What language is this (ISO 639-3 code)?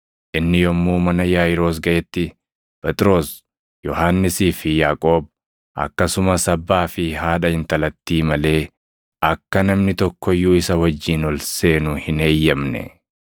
orm